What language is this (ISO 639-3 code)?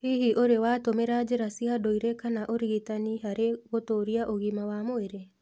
kik